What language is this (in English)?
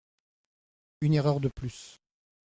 French